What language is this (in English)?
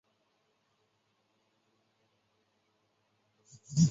Chinese